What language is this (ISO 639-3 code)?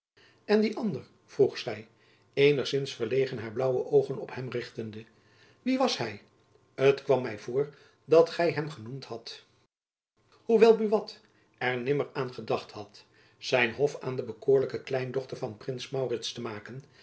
nld